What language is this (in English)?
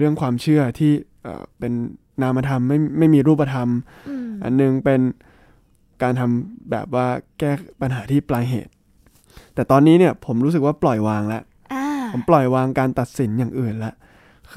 Thai